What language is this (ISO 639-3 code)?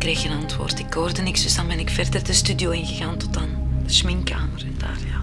nld